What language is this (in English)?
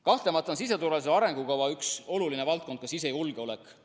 Estonian